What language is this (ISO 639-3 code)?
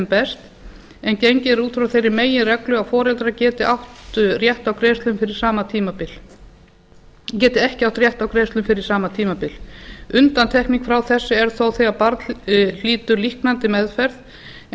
isl